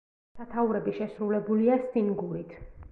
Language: Georgian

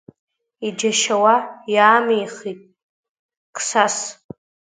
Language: Abkhazian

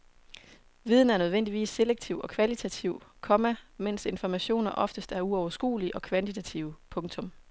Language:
Danish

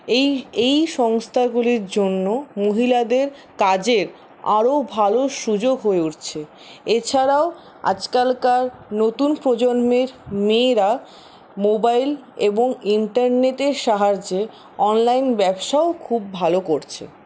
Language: Bangla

